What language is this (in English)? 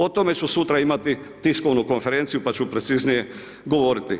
Croatian